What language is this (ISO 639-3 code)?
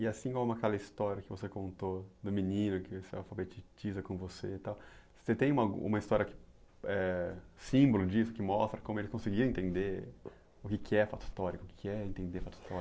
por